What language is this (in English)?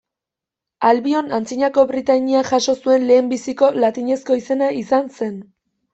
Basque